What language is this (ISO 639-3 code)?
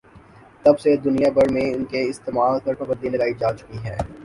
urd